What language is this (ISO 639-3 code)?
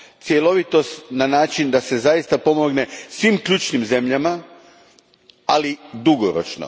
hrv